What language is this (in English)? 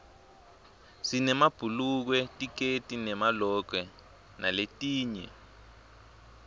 Swati